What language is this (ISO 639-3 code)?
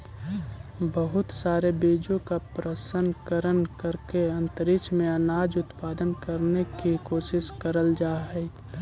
mag